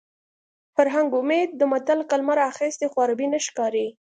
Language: Pashto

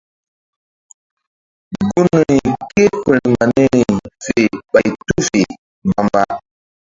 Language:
Mbum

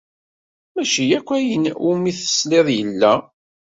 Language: Kabyle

